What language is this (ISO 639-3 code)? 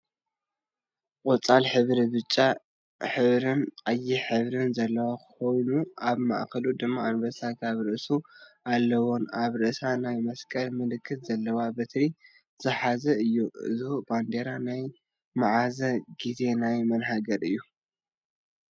tir